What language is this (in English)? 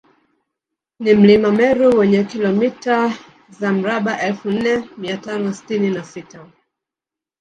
Swahili